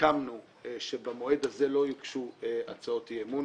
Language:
Hebrew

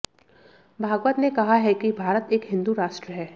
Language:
Hindi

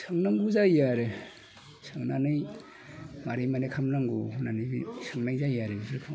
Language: Bodo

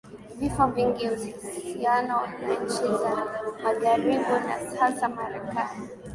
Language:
Swahili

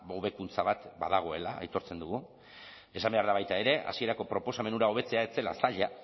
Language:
Basque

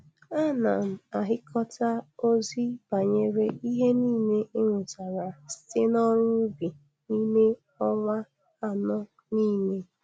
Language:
Igbo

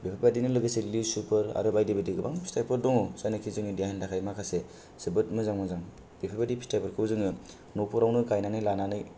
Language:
Bodo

